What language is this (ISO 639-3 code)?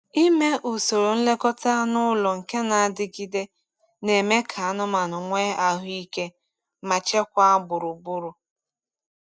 ibo